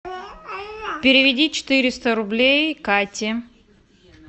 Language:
Russian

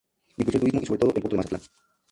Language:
Spanish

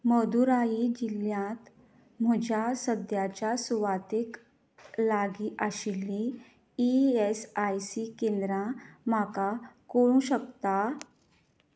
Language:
Konkani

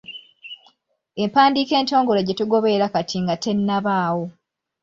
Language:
Ganda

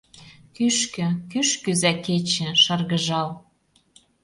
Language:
Mari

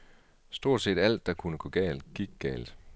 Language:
Danish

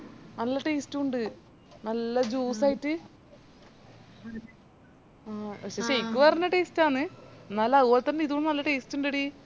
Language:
Malayalam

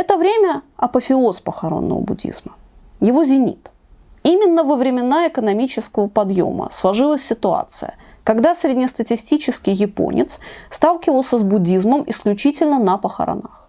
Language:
Russian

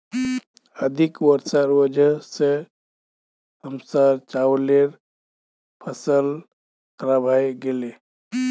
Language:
Magahi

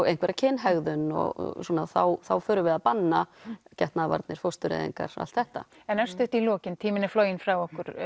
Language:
Icelandic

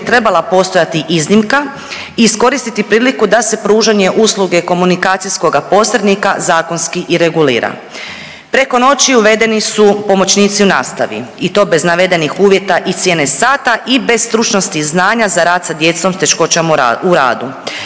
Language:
Croatian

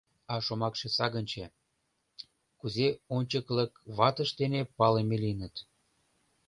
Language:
Mari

